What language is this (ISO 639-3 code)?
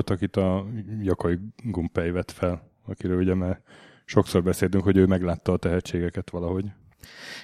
hun